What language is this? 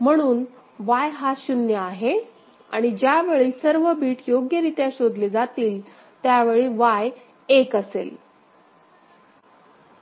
Marathi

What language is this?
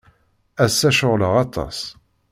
Kabyle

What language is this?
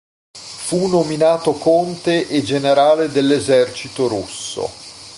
Italian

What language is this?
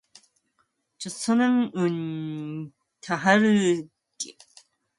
Korean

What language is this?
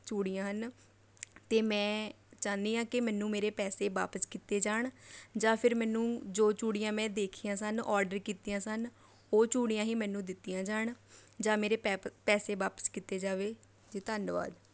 Punjabi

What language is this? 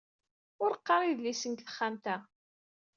Kabyle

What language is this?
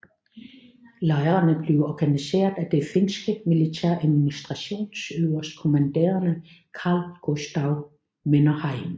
Danish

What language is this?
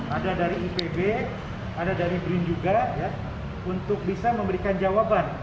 Indonesian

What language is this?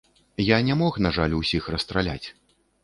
Belarusian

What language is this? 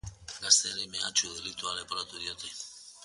Basque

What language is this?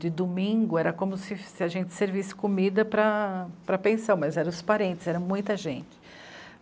Portuguese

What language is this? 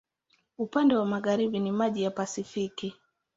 Swahili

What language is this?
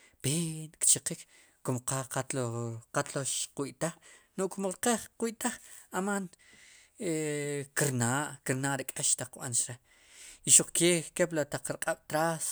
Sipacapense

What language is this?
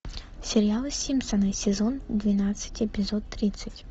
Russian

